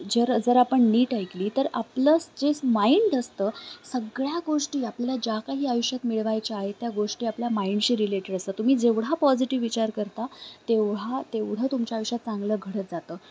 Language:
Marathi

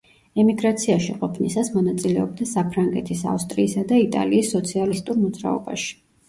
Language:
Georgian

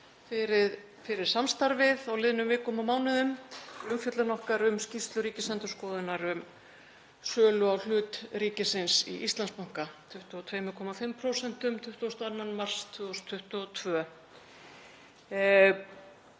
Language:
Icelandic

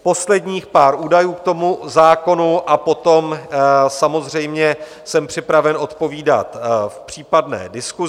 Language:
Czech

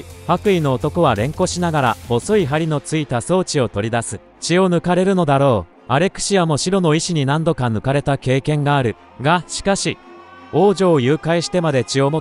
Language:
Japanese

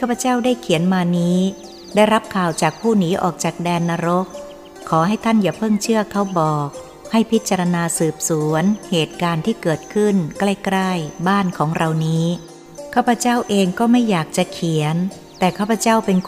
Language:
Thai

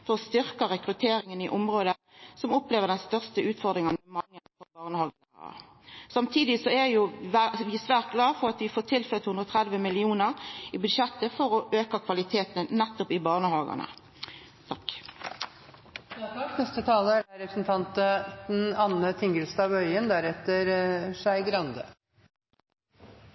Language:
Norwegian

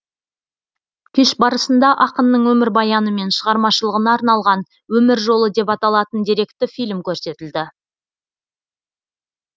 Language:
Kazakh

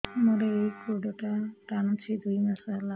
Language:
Odia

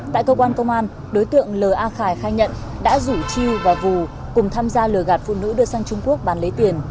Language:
Vietnamese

